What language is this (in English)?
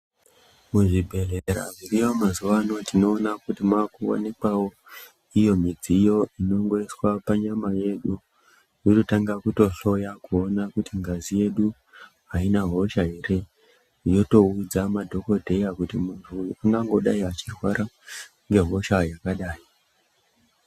Ndau